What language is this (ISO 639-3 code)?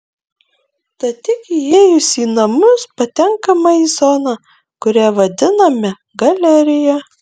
lit